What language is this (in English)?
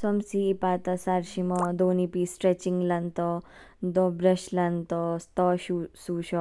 Kinnauri